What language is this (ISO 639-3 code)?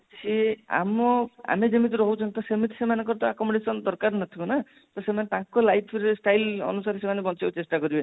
ori